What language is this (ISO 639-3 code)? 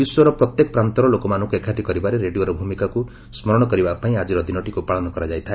ori